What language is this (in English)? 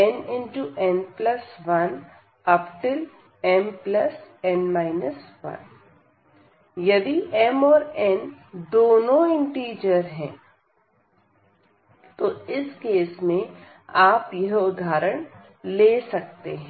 Hindi